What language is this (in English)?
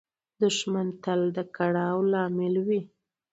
Pashto